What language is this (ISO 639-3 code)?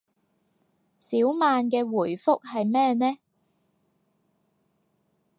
yue